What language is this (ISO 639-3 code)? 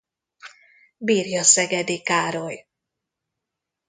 hun